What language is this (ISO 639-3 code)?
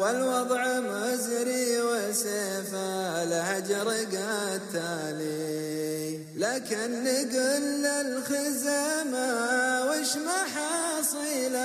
ara